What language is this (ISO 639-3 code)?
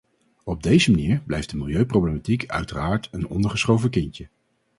nld